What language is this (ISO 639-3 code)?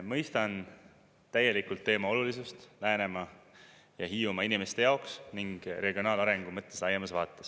est